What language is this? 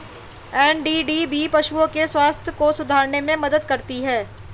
Hindi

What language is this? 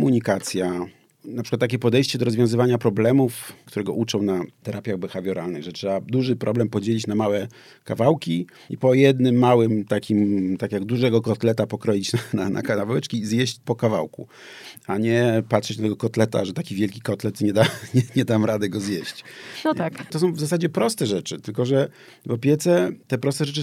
Polish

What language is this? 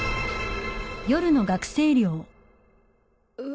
Japanese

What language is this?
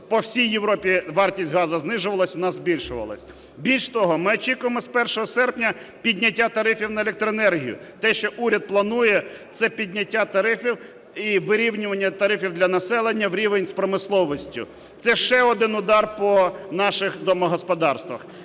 Ukrainian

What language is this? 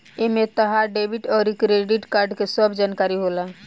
Bhojpuri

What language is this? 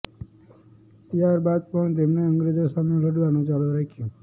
Gujarati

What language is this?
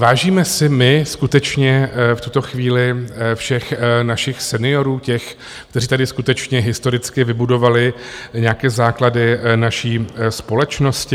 Czech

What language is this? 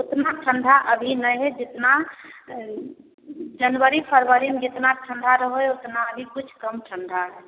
Maithili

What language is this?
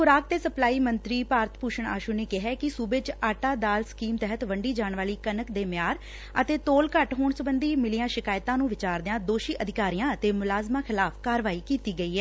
Punjabi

